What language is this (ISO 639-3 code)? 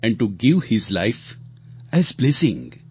guj